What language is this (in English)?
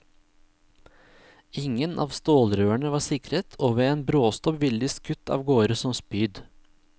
Norwegian